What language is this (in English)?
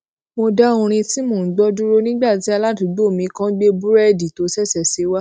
Yoruba